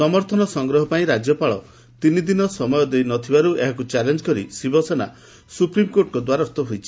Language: Odia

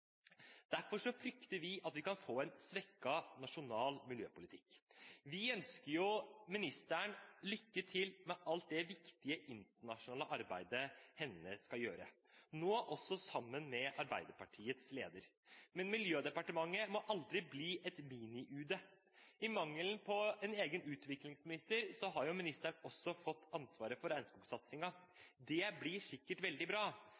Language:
Norwegian Bokmål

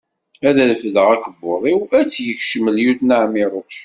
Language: Kabyle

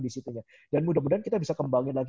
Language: Indonesian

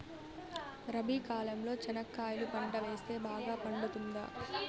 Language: Telugu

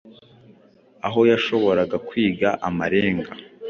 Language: Kinyarwanda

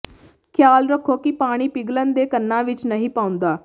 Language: Punjabi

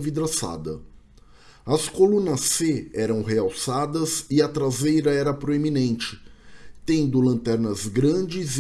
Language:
Portuguese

